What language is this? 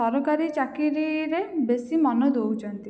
Odia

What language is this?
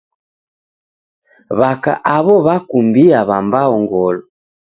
Taita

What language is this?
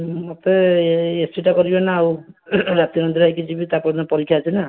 Odia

